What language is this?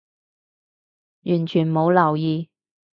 Cantonese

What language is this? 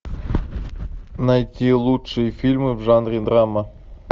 Russian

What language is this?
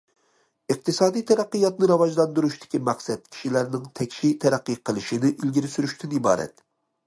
Uyghur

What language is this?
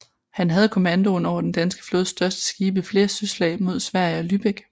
Danish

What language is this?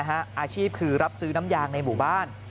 Thai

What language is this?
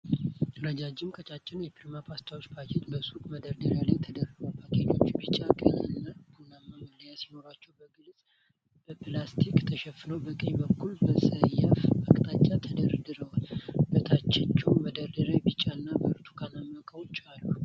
Amharic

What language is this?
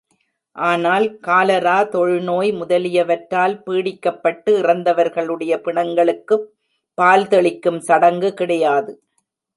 Tamil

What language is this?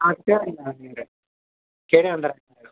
Sindhi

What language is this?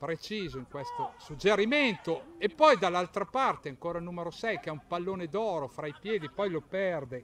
Italian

